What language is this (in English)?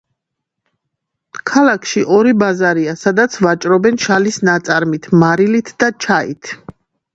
Georgian